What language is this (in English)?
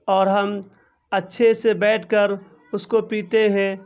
Urdu